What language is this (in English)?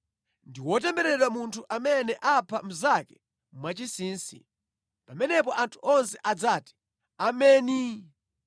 Nyanja